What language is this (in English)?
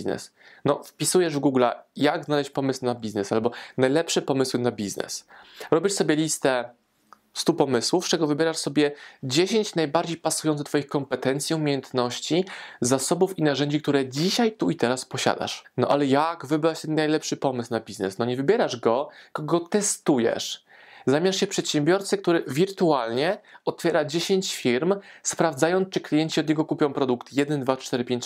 Polish